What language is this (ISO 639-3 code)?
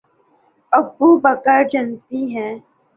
urd